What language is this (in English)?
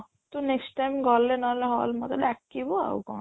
Odia